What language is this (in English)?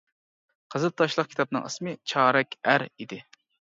Uyghur